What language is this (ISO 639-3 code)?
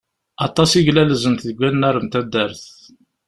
kab